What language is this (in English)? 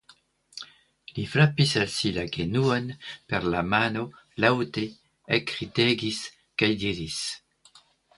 Esperanto